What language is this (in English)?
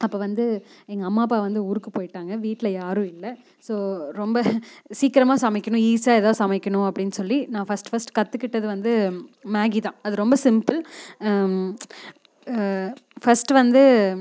Tamil